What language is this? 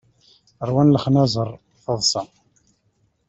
Kabyle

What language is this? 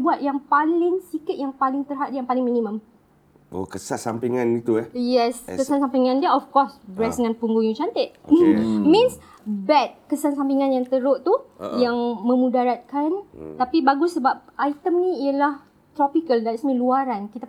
Malay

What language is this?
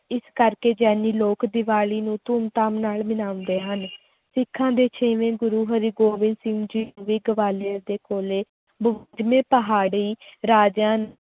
Punjabi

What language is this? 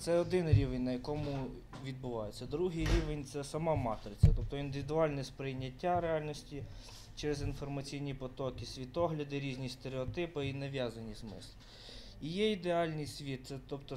Ukrainian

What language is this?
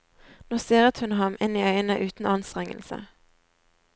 Norwegian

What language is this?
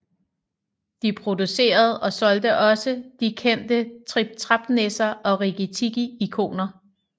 Danish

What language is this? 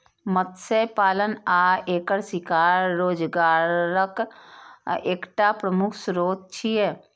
Maithili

